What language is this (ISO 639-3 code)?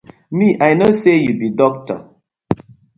pcm